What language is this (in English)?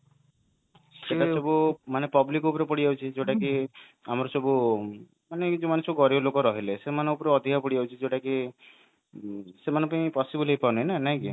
Odia